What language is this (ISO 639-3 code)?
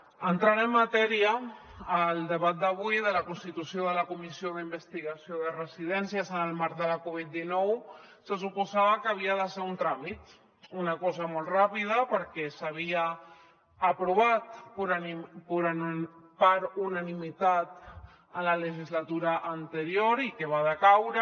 cat